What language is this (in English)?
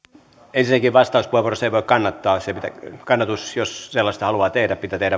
Finnish